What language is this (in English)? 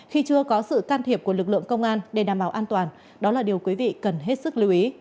Vietnamese